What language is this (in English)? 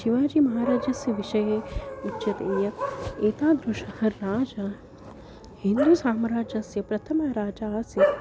Sanskrit